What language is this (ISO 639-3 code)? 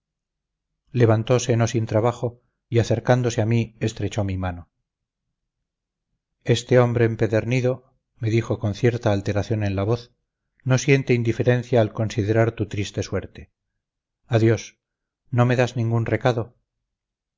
spa